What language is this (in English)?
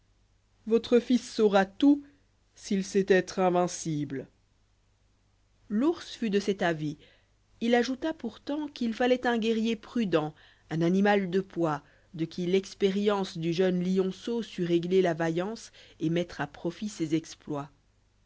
French